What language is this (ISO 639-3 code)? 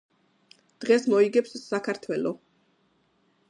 kat